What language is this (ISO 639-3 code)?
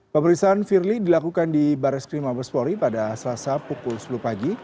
ind